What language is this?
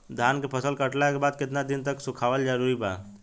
Bhojpuri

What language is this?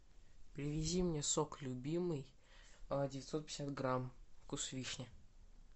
Russian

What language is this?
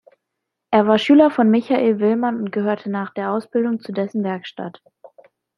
German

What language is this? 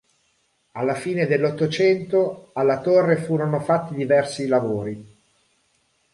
Italian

